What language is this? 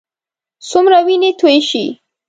Pashto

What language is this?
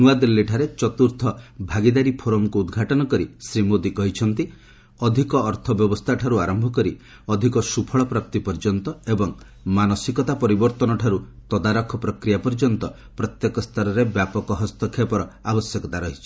Odia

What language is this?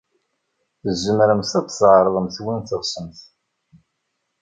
Kabyle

